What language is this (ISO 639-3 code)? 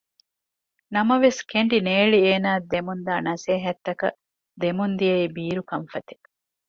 div